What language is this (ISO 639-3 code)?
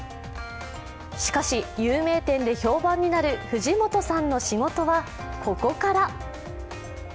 jpn